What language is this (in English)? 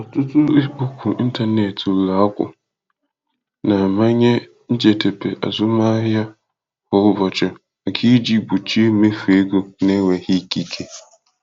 Igbo